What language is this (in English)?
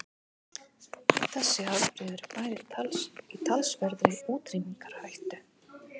Icelandic